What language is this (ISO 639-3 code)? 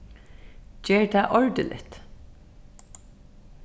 fao